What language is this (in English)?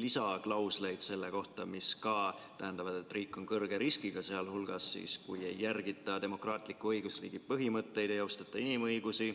Estonian